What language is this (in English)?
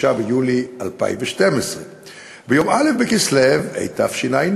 Hebrew